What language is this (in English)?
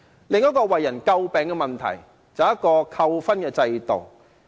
Cantonese